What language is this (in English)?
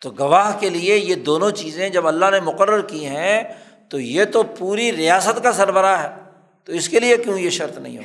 Urdu